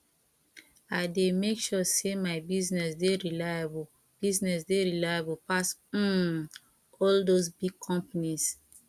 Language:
Nigerian Pidgin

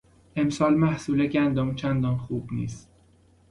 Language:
Persian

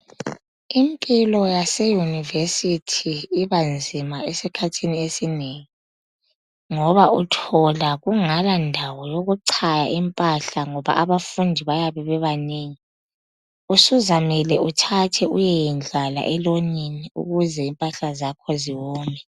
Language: North Ndebele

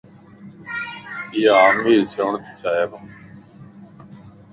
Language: Lasi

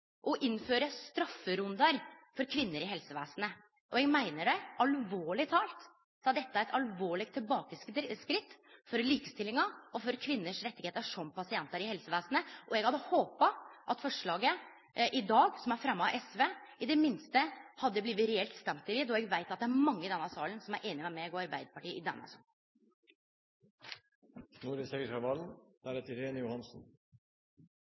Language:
Norwegian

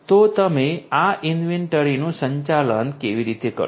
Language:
Gujarati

